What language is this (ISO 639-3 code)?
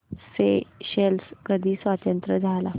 mar